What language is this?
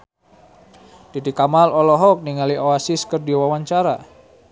Sundanese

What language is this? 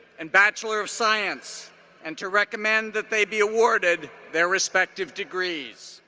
English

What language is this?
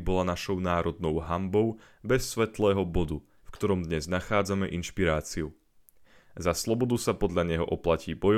Slovak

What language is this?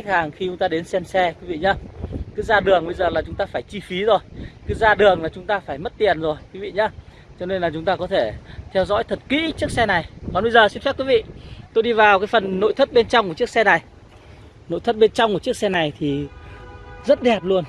Vietnamese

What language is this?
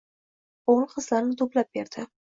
Uzbek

